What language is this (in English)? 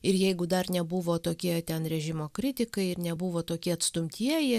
Lithuanian